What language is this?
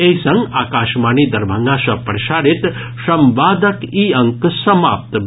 Maithili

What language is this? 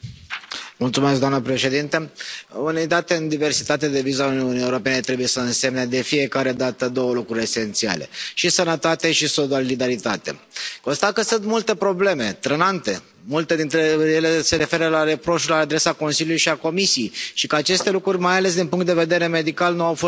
Romanian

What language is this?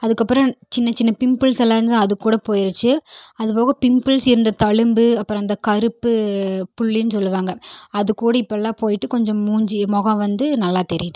Tamil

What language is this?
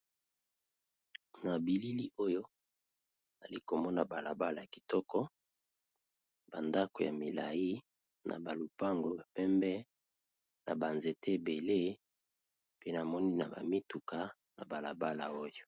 Lingala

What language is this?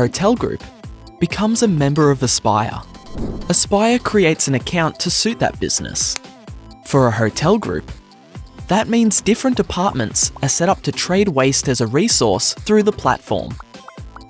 English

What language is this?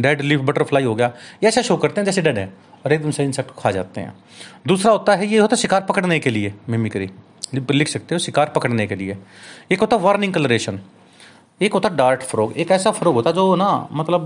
Hindi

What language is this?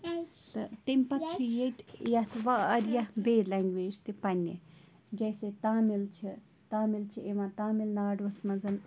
Kashmiri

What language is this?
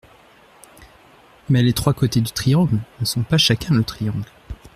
French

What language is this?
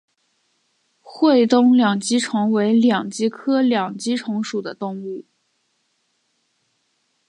Chinese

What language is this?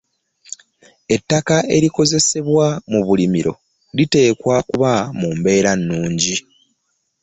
Ganda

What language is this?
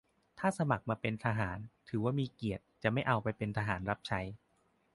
Thai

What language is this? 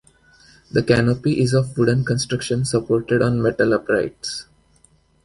English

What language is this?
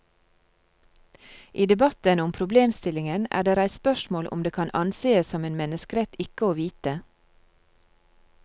Norwegian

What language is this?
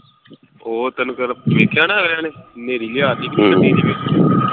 Punjabi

